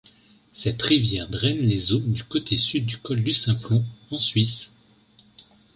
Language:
French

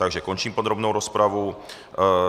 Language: Czech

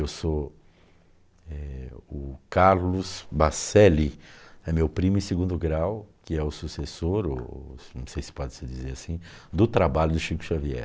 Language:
Portuguese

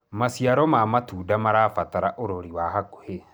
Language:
Kikuyu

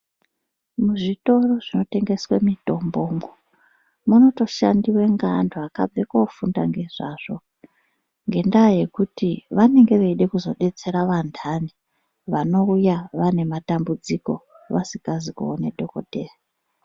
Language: Ndau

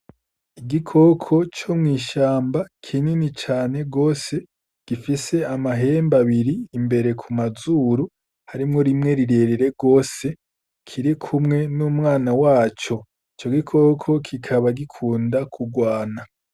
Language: Rundi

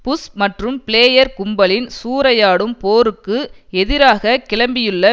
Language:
Tamil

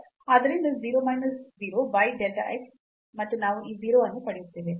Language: Kannada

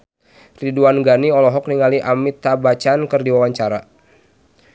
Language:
Sundanese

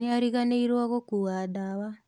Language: Kikuyu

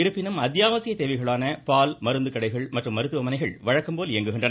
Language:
Tamil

